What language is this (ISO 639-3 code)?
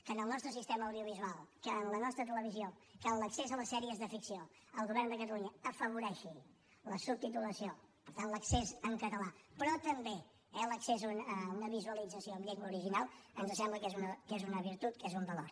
cat